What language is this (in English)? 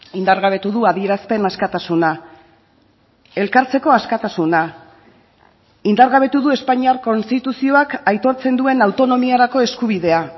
Basque